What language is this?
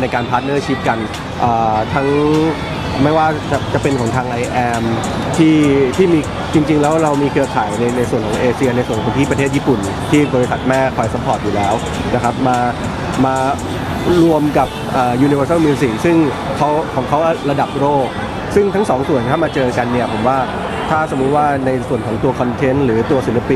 Thai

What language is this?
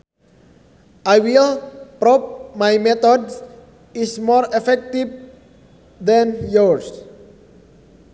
Sundanese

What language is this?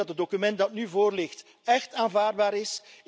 Dutch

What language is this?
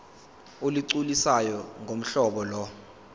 Zulu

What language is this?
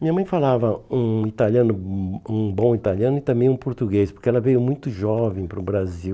Portuguese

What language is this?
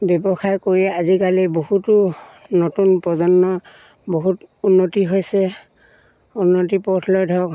Assamese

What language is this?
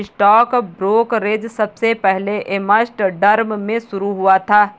Hindi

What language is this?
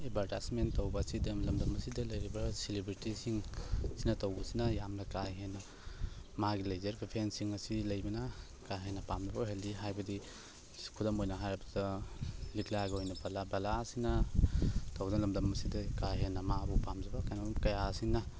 Manipuri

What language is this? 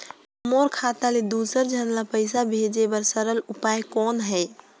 Chhattisgarhi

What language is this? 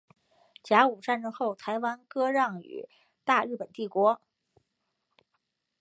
Chinese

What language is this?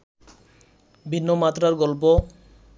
Bangla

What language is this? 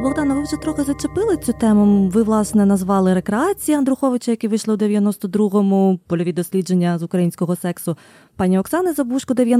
Ukrainian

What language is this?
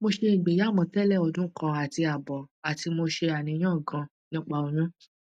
Yoruba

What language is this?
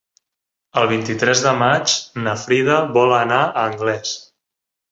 Catalan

